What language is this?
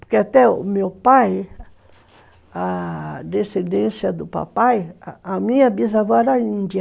Portuguese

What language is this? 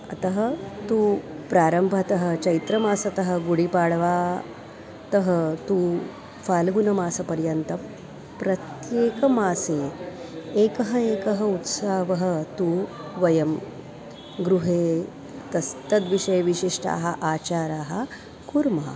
Sanskrit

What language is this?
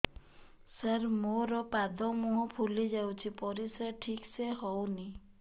Odia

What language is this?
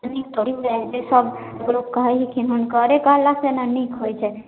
Maithili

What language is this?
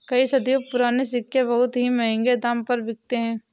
Hindi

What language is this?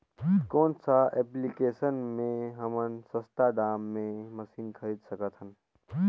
Chhattisgarhi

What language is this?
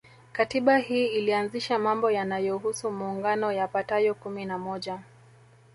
Swahili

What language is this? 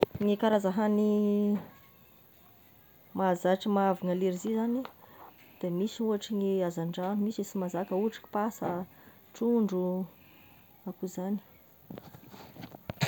Tesaka Malagasy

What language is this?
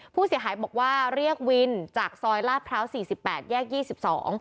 Thai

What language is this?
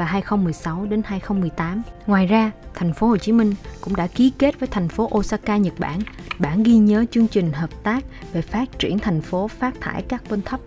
Vietnamese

